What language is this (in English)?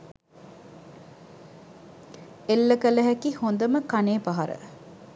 Sinhala